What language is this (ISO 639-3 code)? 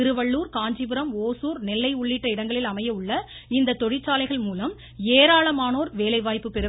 tam